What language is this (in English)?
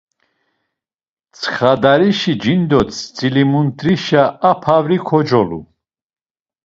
Laz